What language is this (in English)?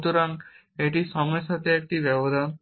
Bangla